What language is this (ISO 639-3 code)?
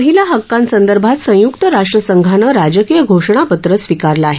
mar